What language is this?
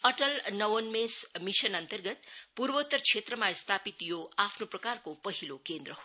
Nepali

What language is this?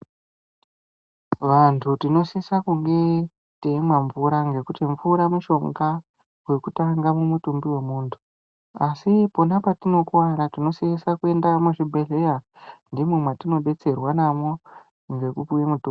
Ndau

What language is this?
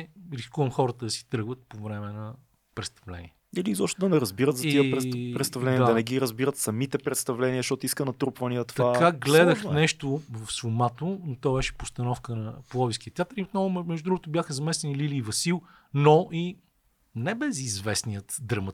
Bulgarian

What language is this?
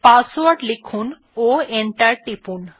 Bangla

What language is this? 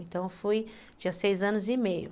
Portuguese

